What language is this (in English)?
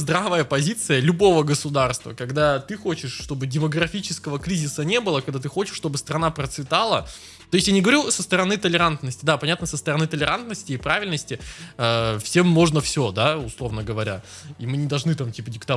Russian